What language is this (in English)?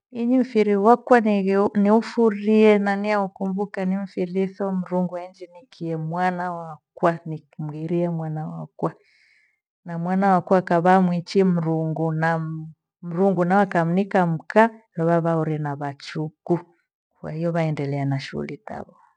Gweno